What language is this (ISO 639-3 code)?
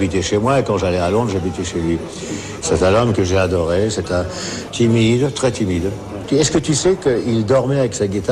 fra